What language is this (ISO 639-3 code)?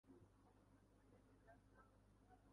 uzb